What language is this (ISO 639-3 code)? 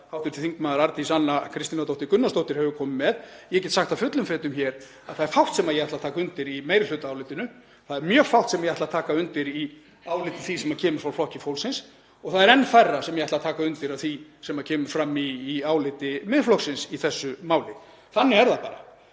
isl